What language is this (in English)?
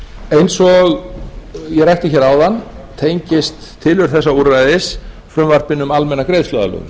Icelandic